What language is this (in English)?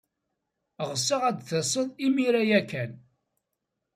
Kabyle